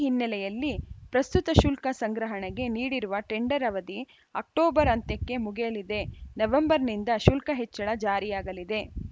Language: Kannada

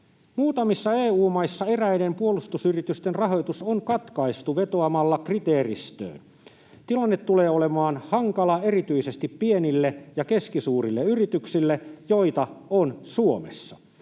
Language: Finnish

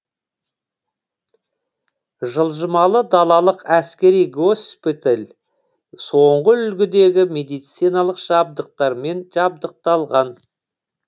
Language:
Kazakh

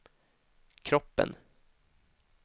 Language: Swedish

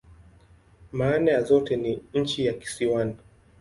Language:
Swahili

